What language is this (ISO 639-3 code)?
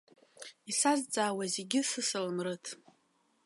abk